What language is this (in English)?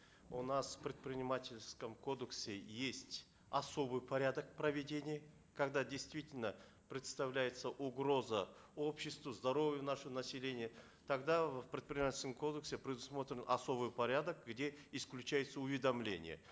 Kazakh